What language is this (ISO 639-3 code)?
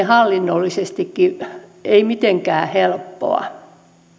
fin